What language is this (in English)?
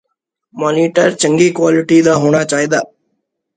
Punjabi